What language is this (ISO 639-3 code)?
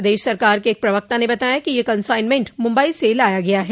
hin